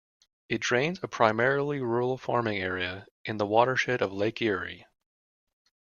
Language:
English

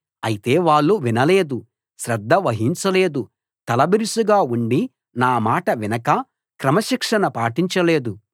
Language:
Telugu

